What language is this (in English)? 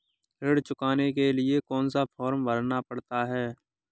Hindi